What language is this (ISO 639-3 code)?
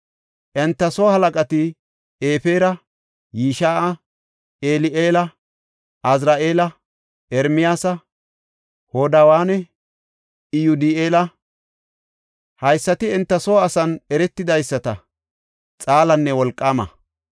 gof